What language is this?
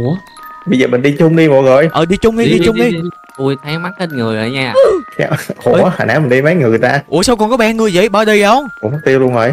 Vietnamese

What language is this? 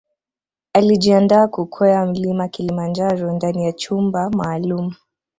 Swahili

